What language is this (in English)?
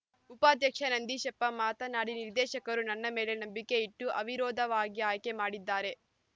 Kannada